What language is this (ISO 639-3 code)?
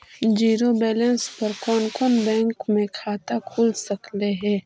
mag